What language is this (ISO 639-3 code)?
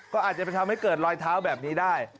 tha